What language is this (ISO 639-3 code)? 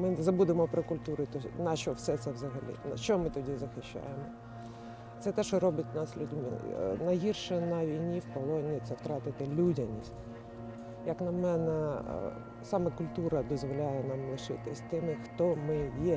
ukr